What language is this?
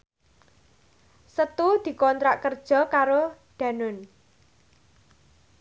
Javanese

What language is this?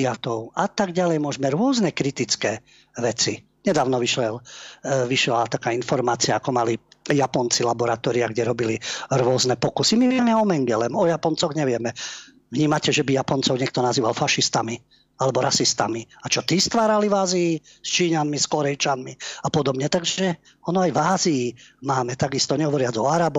Slovak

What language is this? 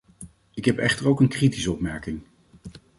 Dutch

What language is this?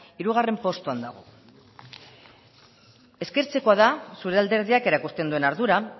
Basque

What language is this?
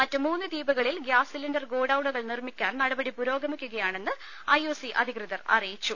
Malayalam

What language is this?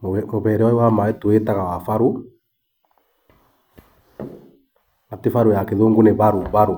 Kikuyu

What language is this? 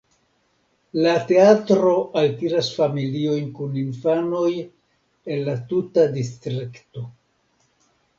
Esperanto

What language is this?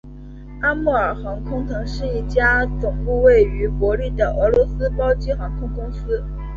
Chinese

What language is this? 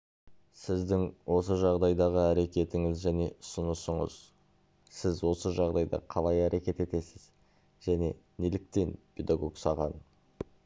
Kazakh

